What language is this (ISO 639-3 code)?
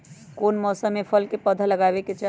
mag